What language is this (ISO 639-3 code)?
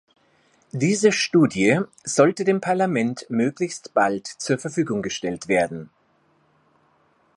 deu